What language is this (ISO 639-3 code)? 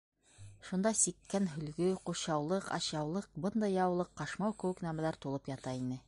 bak